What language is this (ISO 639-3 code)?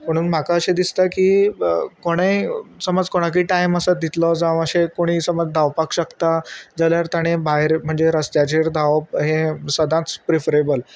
kok